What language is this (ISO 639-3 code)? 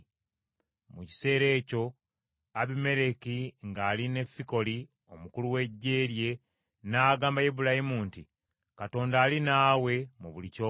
lug